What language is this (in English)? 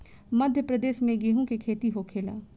Bhojpuri